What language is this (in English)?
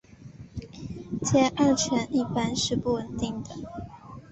Chinese